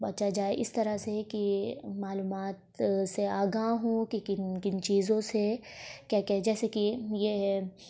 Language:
Urdu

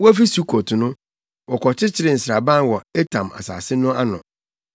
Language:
Akan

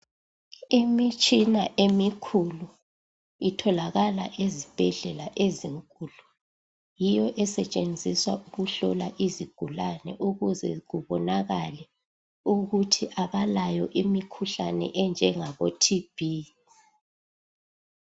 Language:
North Ndebele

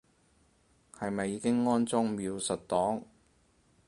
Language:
Cantonese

